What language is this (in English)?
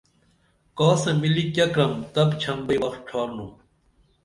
Dameli